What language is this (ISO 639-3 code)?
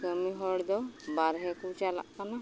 sat